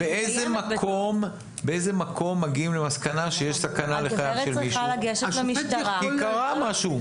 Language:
Hebrew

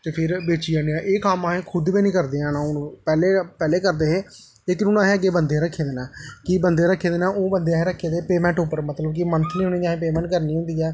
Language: Dogri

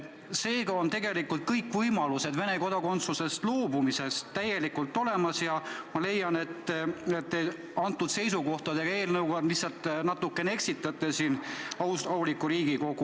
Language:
Estonian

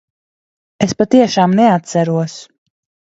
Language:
Latvian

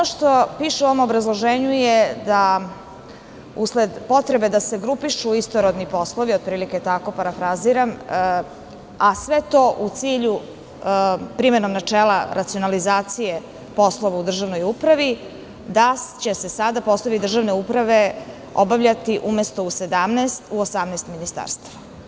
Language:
Serbian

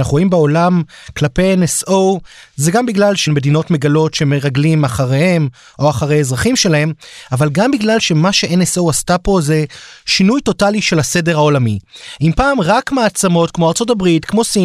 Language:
Hebrew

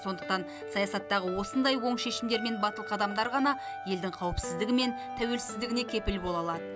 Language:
Kazakh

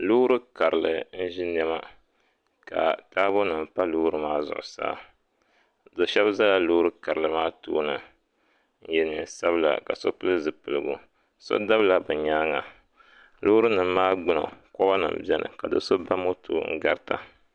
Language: Dagbani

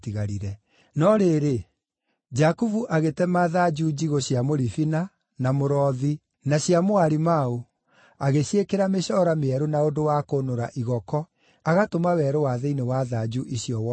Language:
Kikuyu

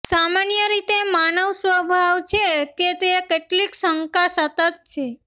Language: Gujarati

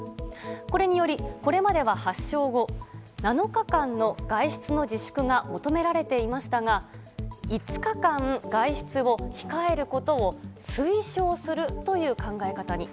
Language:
Japanese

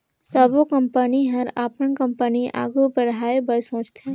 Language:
Chhattisgarhi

